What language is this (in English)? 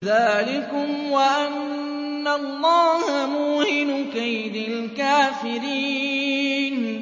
Arabic